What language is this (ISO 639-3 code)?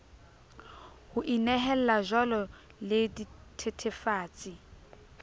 sot